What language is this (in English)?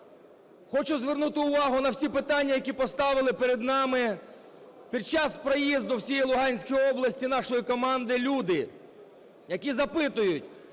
Ukrainian